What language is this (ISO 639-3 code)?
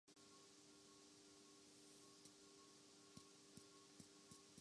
urd